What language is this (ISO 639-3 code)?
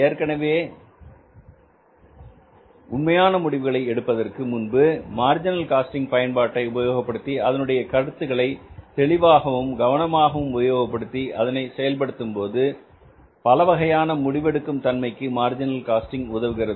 tam